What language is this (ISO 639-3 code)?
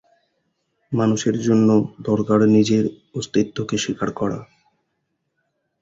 ben